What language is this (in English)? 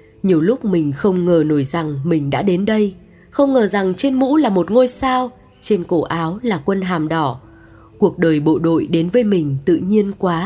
Vietnamese